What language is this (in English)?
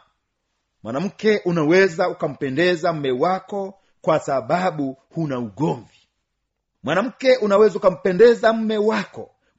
Swahili